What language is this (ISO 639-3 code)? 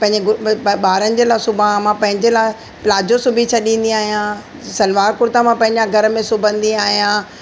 snd